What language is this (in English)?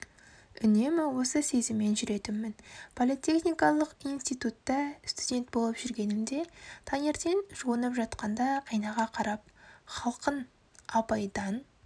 Kazakh